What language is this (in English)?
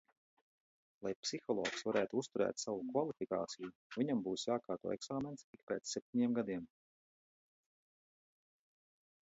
Latvian